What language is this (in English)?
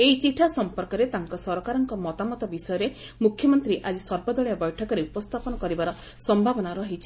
Odia